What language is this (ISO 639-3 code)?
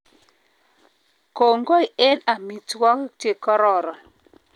kln